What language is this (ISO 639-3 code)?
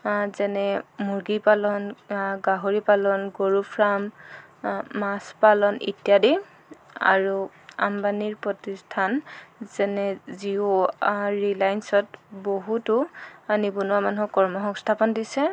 asm